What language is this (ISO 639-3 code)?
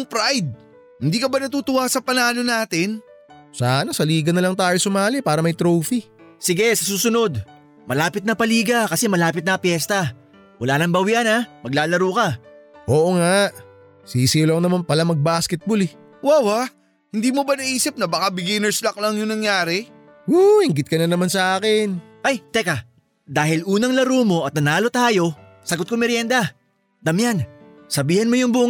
fil